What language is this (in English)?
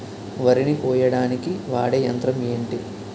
Telugu